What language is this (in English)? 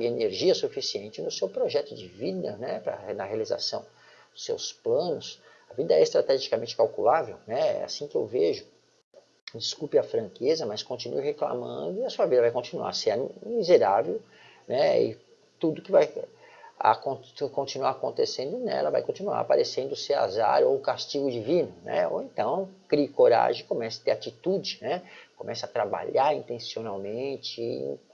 Portuguese